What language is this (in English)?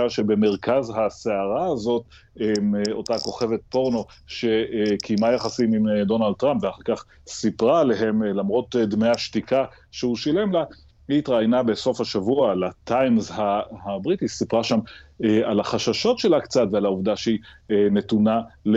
Hebrew